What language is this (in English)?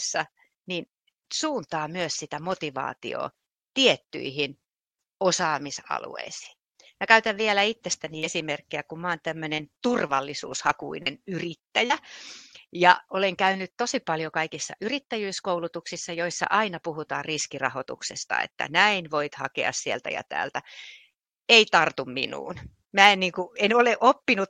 Finnish